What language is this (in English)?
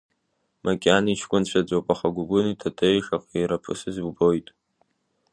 Abkhazian